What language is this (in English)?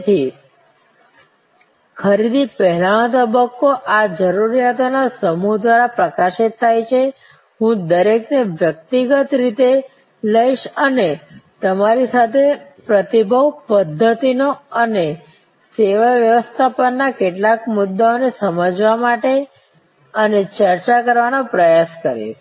Gujarati